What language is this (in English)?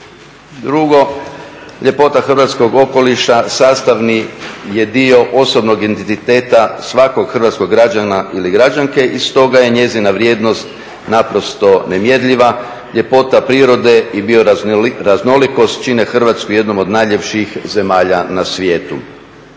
Croatian